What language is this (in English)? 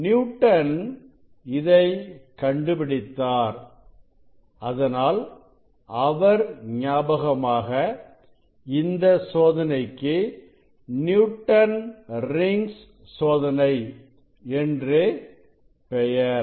Tamil